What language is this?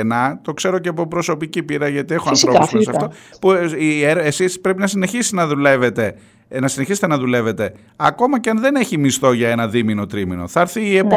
Greek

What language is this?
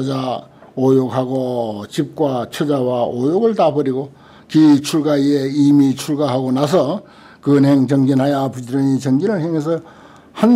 Korean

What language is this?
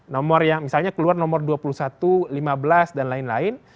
Indonesian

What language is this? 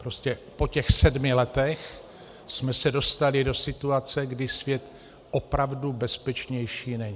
Czech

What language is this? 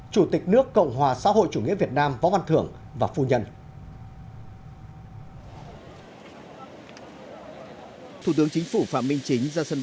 Vietnamese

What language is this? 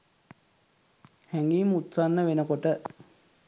Sinhala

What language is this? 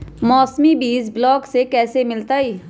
Magahi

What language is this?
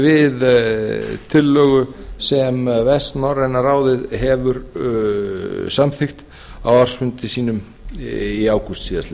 Icelandic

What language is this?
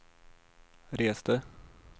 Swedish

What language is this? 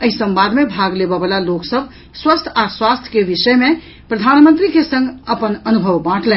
Maithili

